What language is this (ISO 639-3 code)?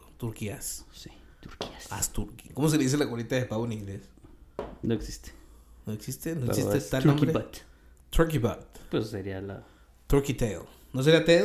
spa